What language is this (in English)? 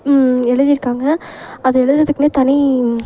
Tamil